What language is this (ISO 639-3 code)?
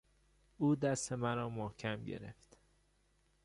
fas